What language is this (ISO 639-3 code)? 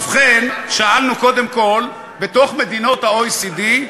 heb